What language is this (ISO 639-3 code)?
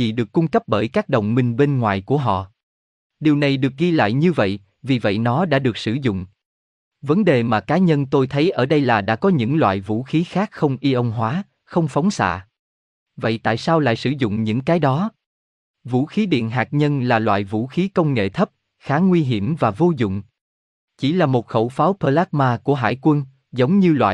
vie